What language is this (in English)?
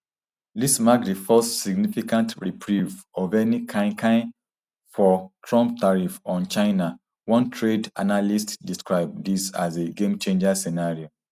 Nigerian Pidgin